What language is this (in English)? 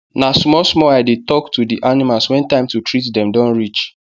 Nigerian Pidgin